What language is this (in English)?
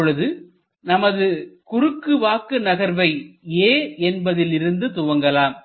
Tamil